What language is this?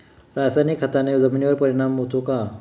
Marathi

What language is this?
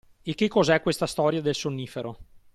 Italian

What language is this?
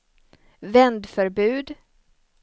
Swedish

